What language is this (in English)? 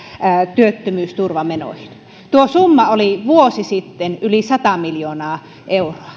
Finnish